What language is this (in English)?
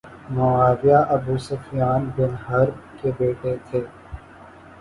Urdu